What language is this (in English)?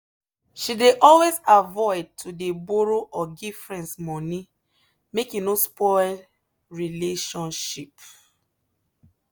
Nigerian Pidgin